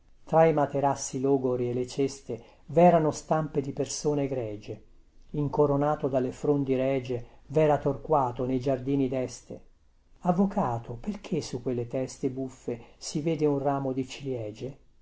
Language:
Italian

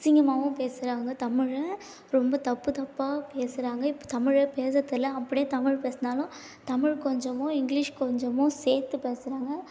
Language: Tamil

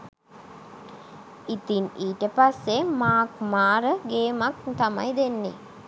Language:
Sinhala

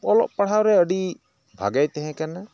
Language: Santali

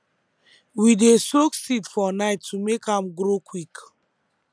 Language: Nigerian Pidgin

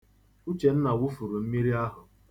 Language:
Igbo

